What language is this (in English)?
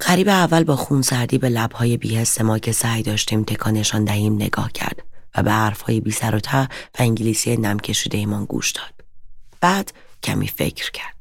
Persian